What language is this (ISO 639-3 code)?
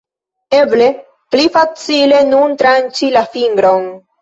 epo